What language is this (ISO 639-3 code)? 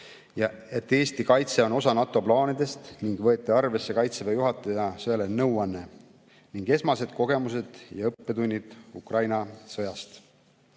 est